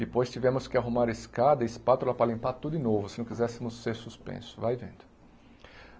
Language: Portuguese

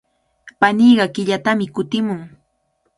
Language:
Cajatambo North Lima Quechua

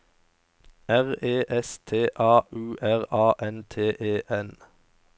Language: Norwegian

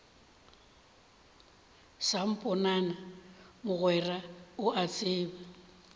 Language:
Northern Sotho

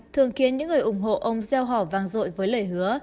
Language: Vietnamese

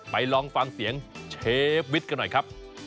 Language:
Thai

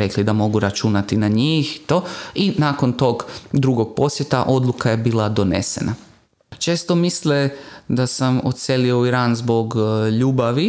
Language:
Croatian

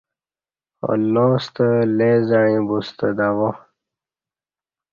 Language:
Kati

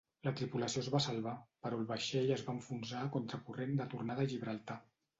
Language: Catalan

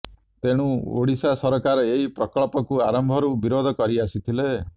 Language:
Odia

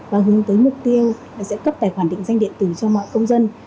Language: Vietnamese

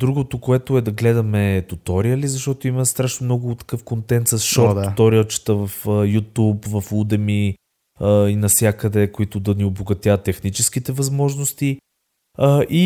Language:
Bulgarian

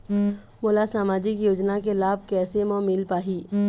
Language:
Chhattisgarhi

